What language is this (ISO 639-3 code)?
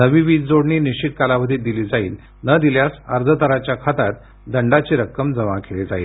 mar